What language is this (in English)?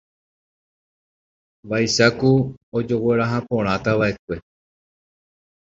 Guarani